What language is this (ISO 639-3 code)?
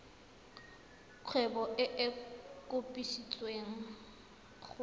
tsn